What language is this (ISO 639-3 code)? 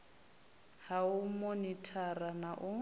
ven